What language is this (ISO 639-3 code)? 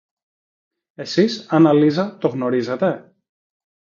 ell